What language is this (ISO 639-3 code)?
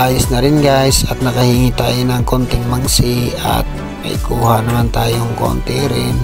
fil